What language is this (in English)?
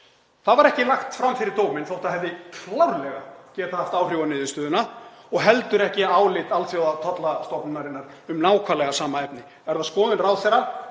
Icelandic